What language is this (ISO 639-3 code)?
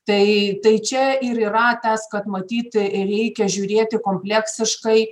lit